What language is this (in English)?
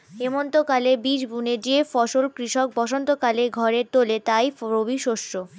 Bangla